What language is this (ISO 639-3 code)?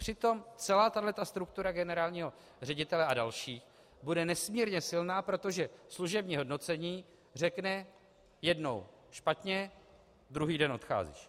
ces